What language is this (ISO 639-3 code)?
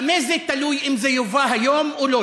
heb